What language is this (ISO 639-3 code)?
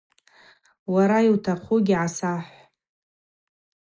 abq